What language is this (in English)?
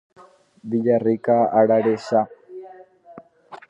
Guarani